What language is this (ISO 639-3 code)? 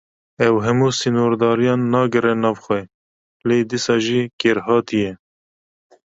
kur